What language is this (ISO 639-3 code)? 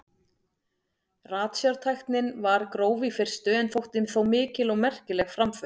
isl